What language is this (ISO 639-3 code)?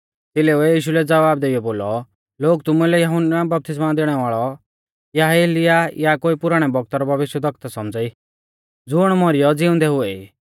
bfz